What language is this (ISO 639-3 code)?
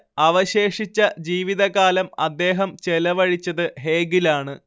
mal